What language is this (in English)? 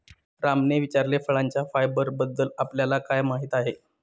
Marathi